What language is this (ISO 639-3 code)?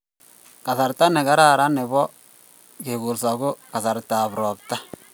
kln